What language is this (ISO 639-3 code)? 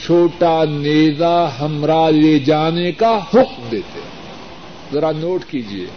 urd